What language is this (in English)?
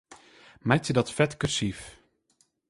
Western Frisian